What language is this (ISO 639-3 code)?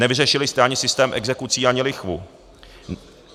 ces